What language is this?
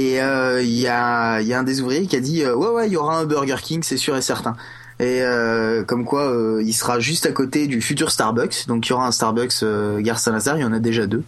French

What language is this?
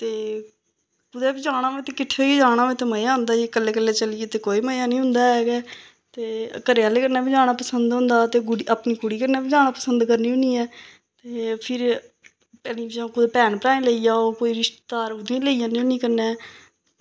Dogri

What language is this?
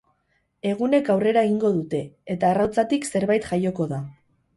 Basque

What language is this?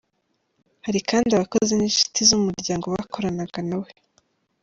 Kinyarwanda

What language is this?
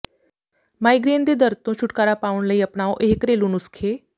Punjabi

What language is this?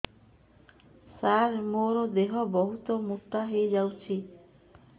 Odia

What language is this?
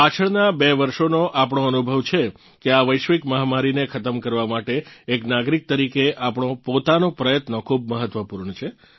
Gujarati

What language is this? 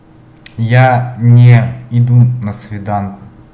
Russian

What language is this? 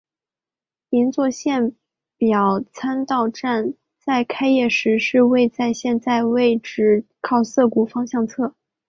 Chinese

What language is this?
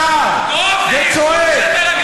Hebrew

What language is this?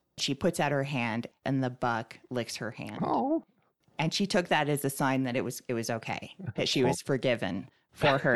English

